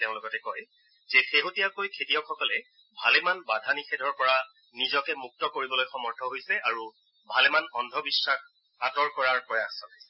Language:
Assamese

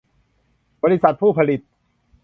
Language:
Thai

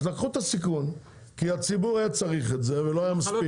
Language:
Hebrew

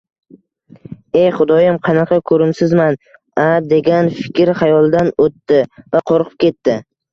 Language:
Uzbek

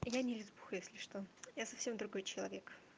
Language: Russian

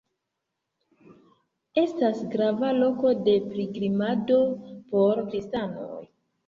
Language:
Esperanto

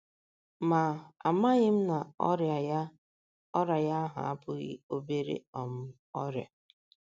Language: Igbo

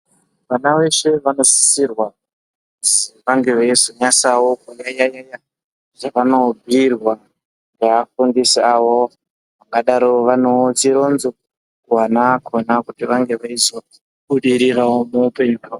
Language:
Ndau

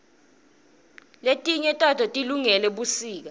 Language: Swati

